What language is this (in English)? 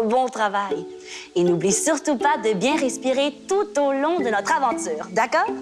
French